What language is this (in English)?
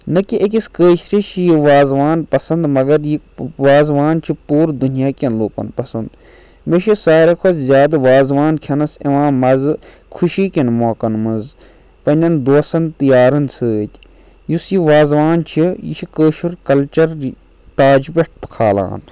Kashmiri